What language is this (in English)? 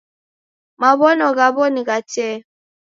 Taita